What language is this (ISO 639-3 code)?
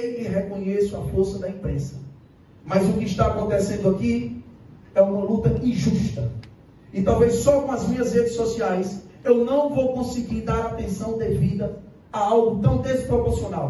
por